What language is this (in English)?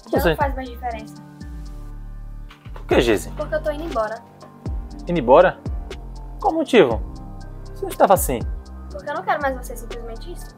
Portuguese